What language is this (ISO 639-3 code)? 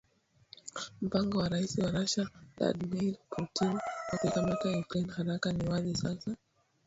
swa